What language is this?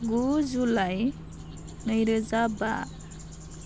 Bodo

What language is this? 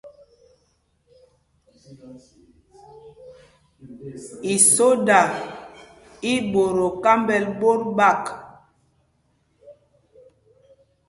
Mpumpong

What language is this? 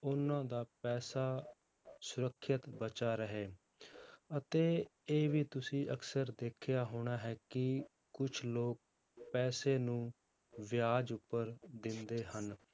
Punjabi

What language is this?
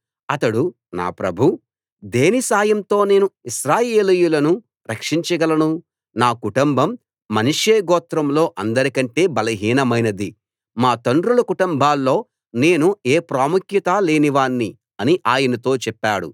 Telugu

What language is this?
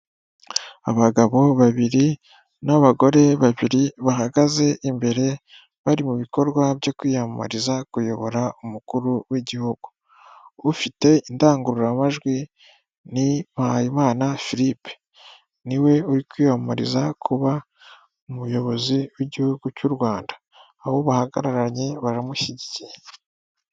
Kinyarwanda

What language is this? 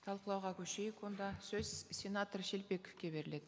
Kazakh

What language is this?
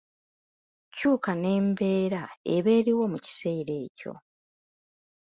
Ganda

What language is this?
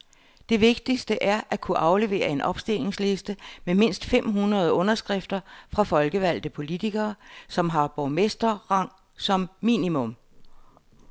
Danish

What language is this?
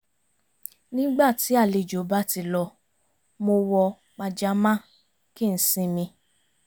Yoruba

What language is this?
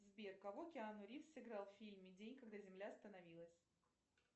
Russian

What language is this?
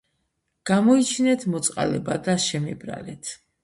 Georgian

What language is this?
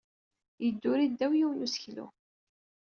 Kabyle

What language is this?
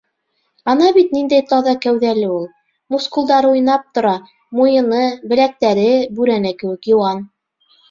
Bashkir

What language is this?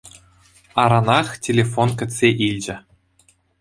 Chuvash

